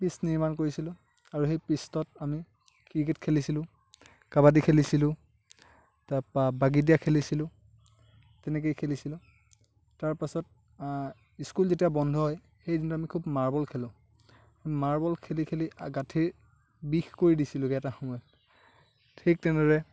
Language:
Assamese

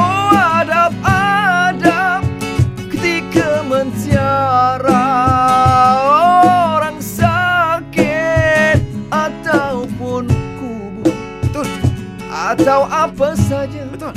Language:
Malay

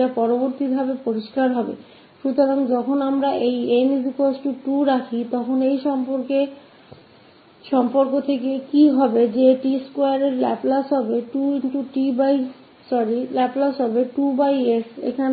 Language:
Hindi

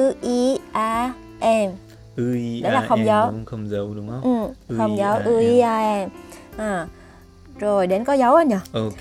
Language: Vietnamese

